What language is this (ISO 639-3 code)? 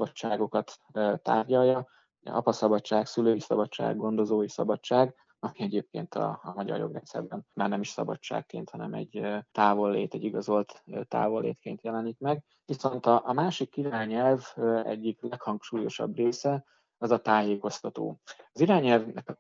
hun